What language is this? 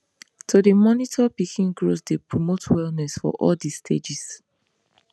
Nigerian Pidgin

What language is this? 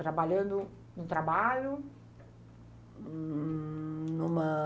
Portuguese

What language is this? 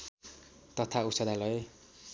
Nepali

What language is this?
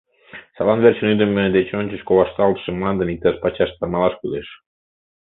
Mari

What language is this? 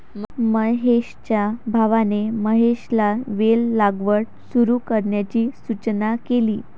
Marathi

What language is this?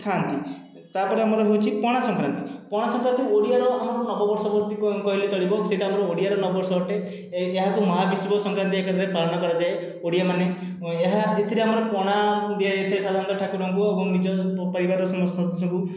Odia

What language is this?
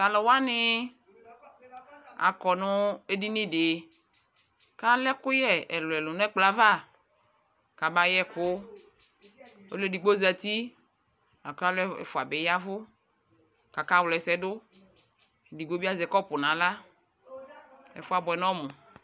Ikposo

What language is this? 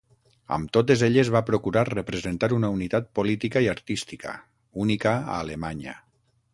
Catalan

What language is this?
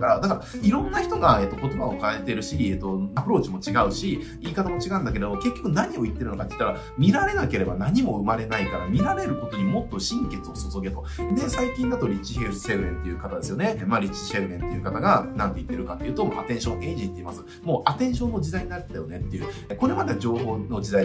Japanese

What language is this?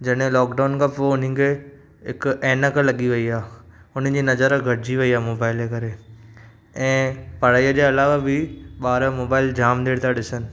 Sindhi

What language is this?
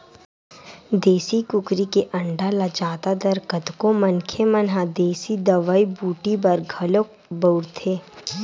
Chhattisgarhi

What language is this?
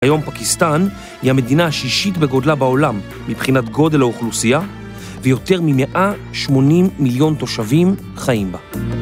Hebrew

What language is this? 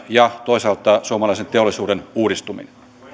Finnish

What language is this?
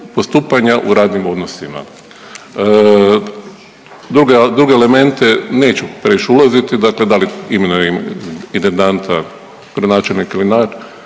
Croatian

